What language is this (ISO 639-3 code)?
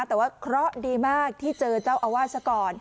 tha